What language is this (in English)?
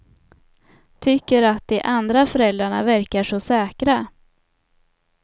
Swedish